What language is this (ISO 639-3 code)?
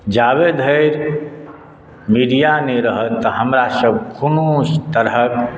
mai